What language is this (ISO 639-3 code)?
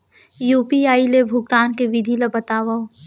hne